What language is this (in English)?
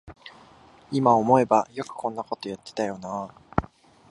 Japanese